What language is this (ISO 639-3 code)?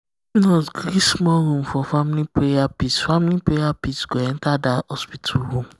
pcm